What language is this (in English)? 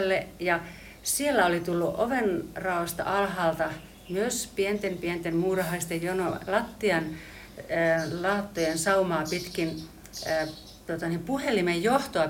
Finnish